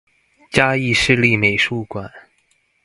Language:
Chinese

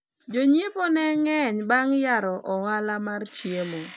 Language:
Luo (Kenya and Tanzania)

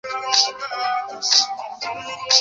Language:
Chinese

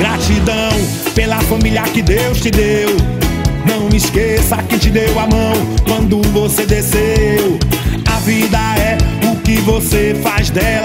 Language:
Portuguese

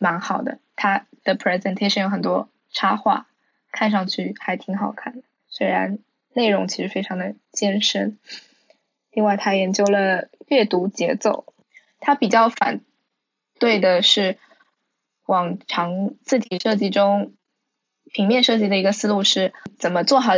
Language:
Chinese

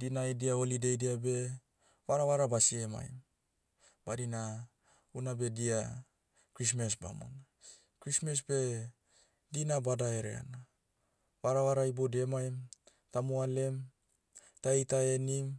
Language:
Motu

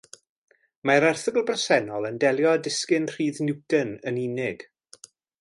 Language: Welsh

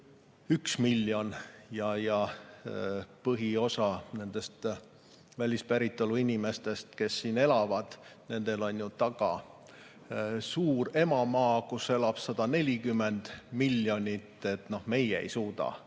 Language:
Estonian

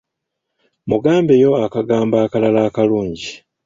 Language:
Ganda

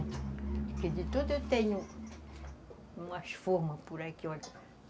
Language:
Portuguese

